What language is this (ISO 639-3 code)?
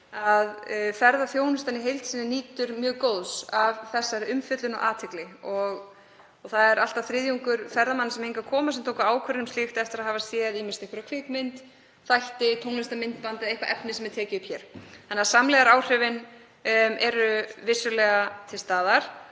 isl